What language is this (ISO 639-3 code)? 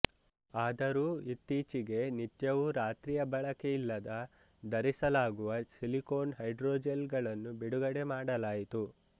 kan